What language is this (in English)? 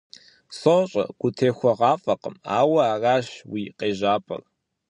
Kabardian